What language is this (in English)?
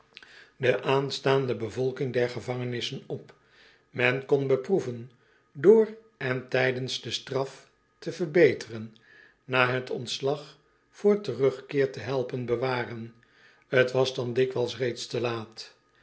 Dutch